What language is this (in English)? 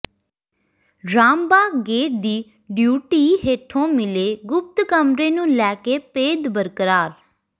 Punjabi